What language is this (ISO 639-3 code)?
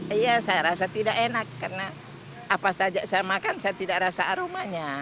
ind